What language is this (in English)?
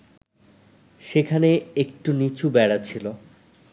Bangla